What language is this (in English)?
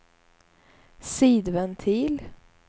Swedish